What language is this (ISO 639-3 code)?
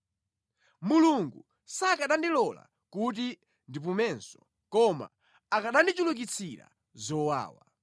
nya